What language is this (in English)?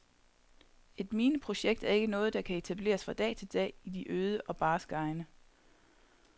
Danish